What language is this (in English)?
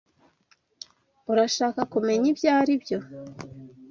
Kinyarwanda